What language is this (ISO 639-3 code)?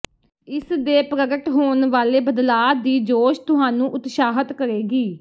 pan